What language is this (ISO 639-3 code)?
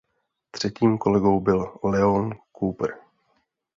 ces